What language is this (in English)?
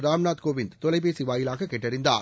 Tamil